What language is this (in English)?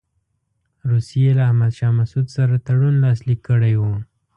Pashto